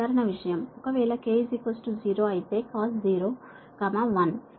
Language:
Telugu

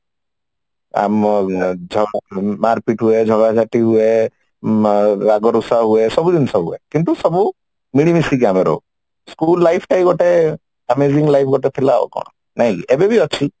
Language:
Odia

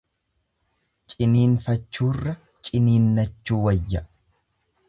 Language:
Oromo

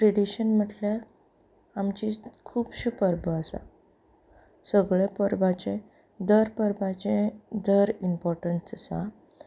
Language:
Konkani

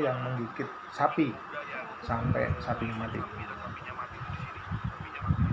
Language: Indonesian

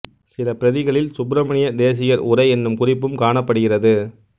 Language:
Tamil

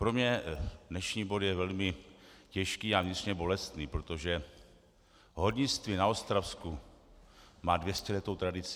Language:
Czech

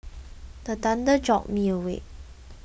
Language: English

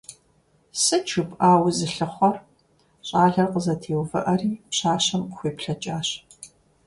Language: Kabardian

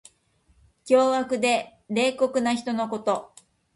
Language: Japanese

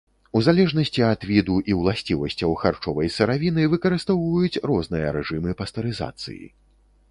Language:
Belarusian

